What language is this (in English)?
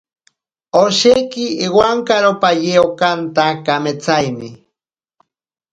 Ashéninka Perené